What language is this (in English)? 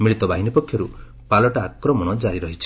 Odia